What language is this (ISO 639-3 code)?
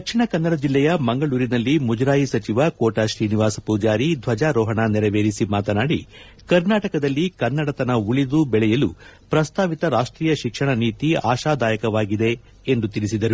kan